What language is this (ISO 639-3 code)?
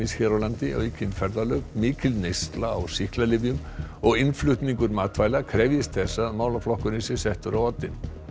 isl